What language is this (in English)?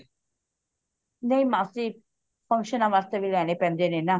Punjabi